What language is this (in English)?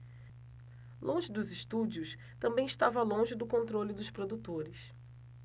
Portuguese